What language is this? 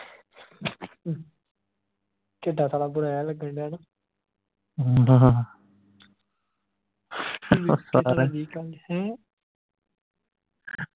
Punjabi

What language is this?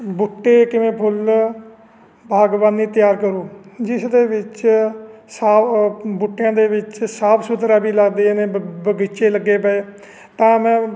Punjabi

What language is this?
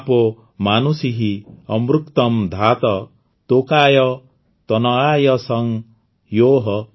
Odia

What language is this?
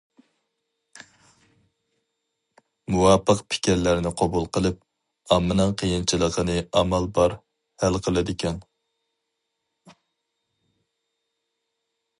Uyghur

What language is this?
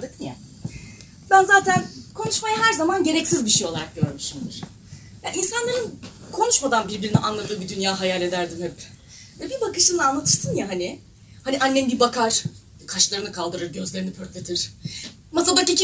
Turkish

